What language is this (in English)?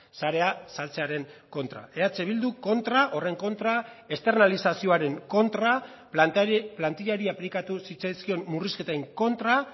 Basque